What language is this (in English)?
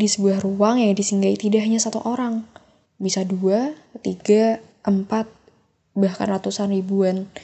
Indonesian